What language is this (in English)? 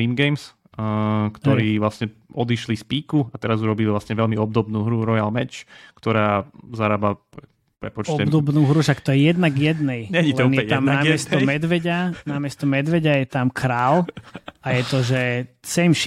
Slovak